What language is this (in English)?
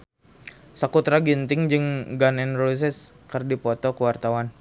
Sundanese